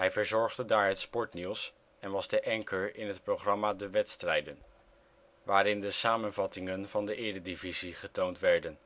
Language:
Dutch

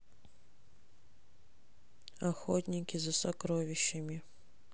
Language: Russian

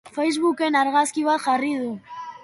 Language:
Basque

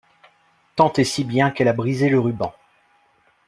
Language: French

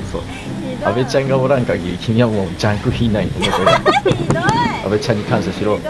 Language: Japanese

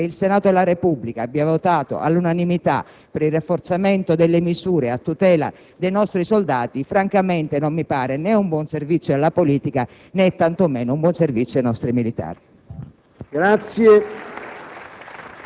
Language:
Italian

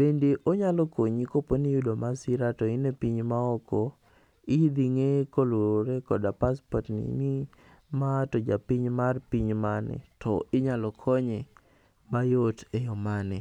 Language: Luo (Kenya and Tanzania)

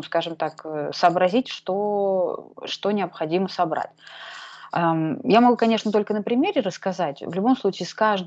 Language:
Russian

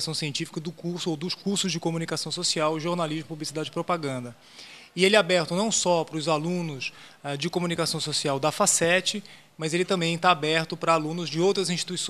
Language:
Portuguese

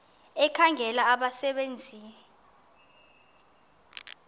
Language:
Xhosa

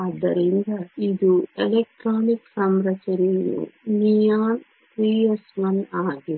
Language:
Kannada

